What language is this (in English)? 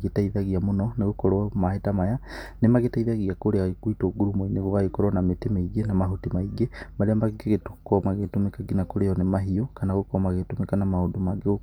Kikuyu